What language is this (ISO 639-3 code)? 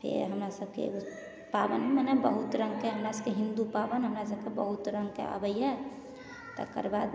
mai